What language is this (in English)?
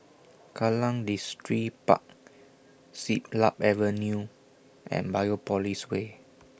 English